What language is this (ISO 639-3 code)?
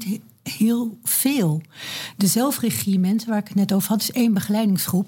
nld